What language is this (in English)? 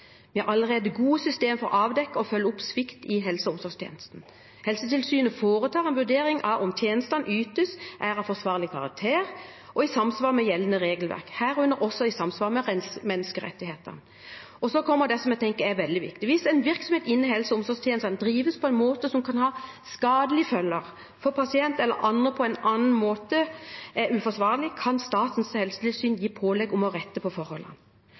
Norwegian Bokmål